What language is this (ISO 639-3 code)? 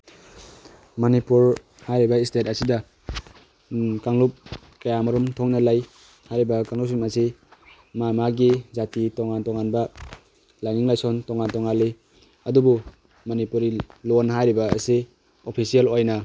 mni